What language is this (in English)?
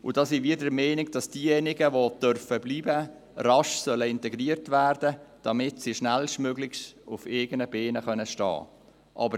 Swiss German